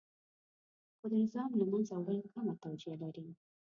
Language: Pashto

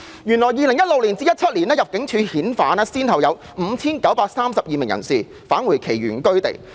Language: Cantonese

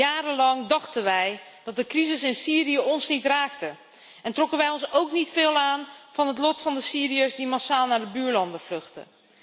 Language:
Dutch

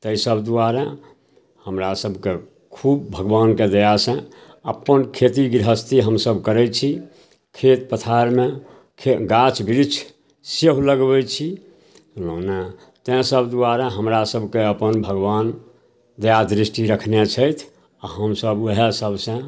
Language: Maithili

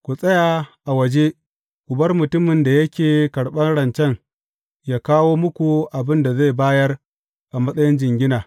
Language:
Hausa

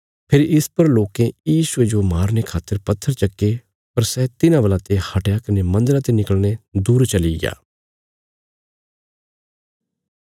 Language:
Bilaspuri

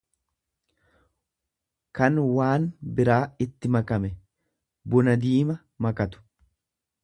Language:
Oromo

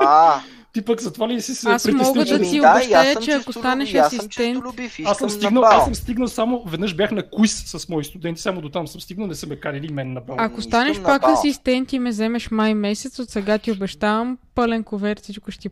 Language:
Bulgarian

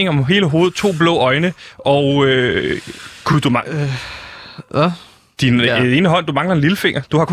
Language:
Danish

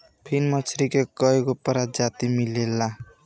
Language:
Bhojpuri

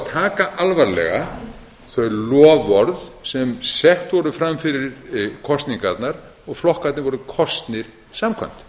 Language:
Icelandic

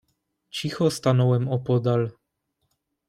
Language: Polish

